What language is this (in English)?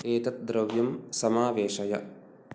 Sanskrit